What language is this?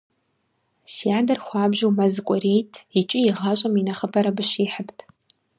Kabardian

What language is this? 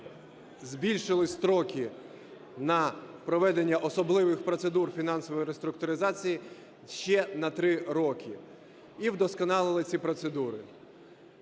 Ukrainian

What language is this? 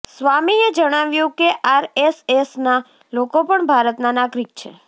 Gujarati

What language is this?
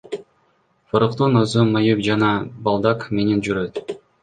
Kyrgyz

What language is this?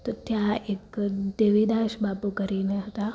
Gujarati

